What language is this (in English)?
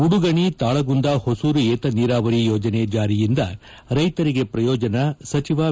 Kannada